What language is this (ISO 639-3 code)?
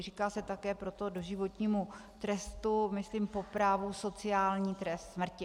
ces